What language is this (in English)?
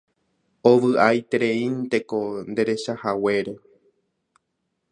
Guarani